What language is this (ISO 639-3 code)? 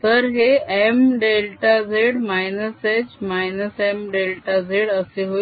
mar